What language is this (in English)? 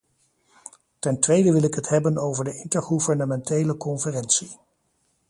Dutch